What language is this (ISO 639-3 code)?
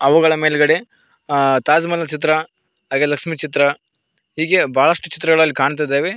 kan